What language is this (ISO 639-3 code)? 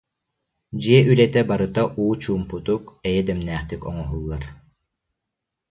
sah